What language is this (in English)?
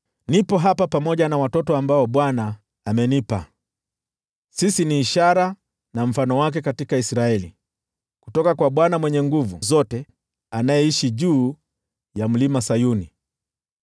Swahili